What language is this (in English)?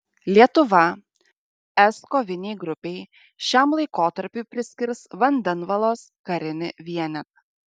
Lithuanian